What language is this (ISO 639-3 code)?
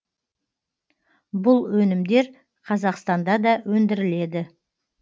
kaz